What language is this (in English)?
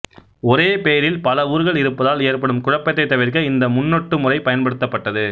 Tamil